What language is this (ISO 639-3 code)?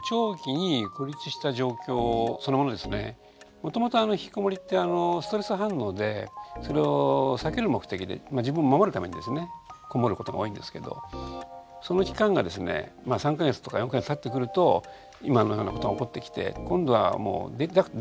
jpn